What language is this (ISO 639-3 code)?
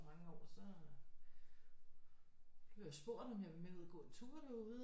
dan